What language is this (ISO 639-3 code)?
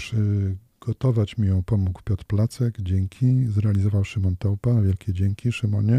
pol